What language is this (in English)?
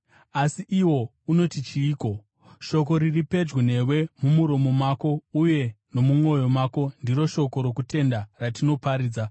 Shona